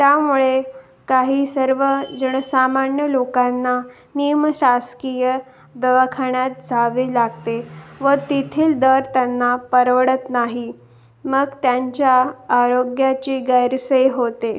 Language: Marathi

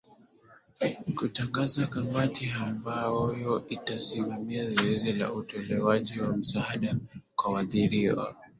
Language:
Swahili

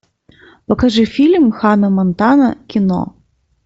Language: Russian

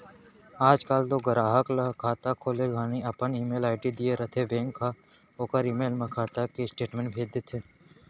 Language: Chhattisgarhi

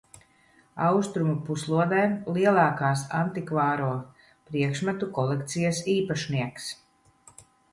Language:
Latvian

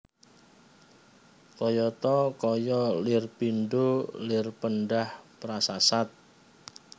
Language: Javanese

